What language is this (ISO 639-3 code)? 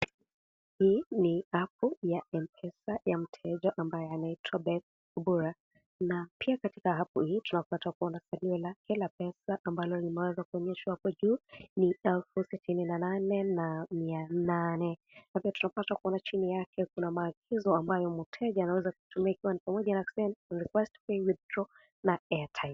swa